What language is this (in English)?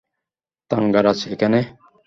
Bangla